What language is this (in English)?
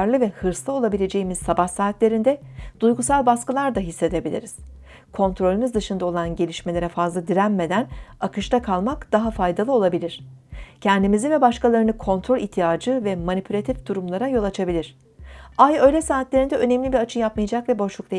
Turkish